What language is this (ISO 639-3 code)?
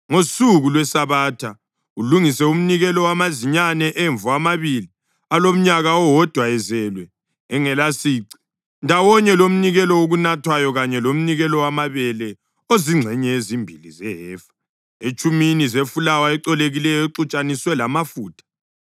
nde